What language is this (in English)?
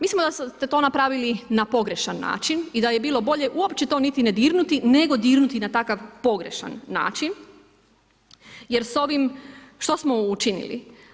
Croatian